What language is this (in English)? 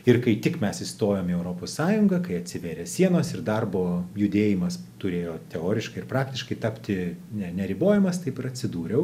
Lithuanian